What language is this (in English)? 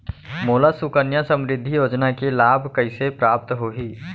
Chhattisgarhi